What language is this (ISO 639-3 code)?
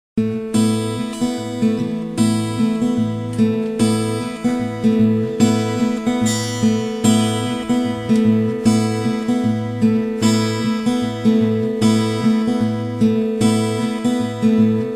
spa